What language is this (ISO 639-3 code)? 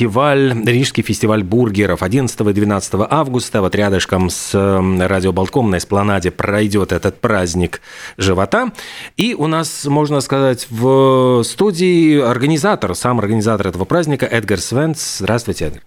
rus